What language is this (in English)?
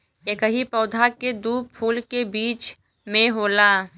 Bhojpuri